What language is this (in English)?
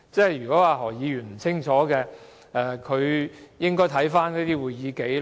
Cantonese